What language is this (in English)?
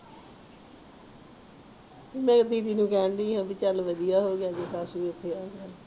Punjabi